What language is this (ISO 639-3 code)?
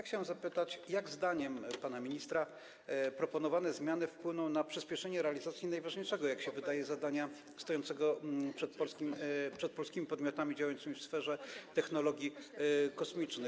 pol